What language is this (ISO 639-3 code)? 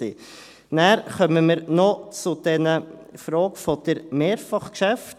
gsw